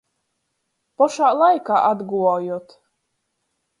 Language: Latgalian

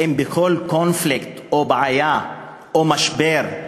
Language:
Hebrew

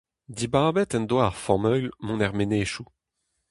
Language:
Breton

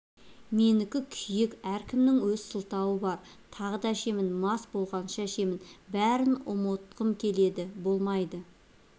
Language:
Kazakh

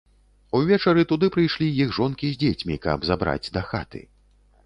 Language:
Belarusian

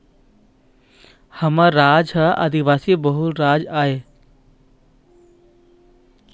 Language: Chhattisgarhi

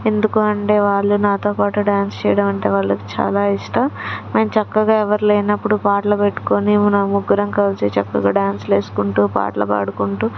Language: Telugu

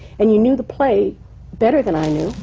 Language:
English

